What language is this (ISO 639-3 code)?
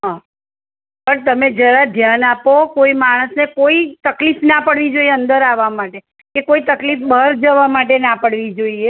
guj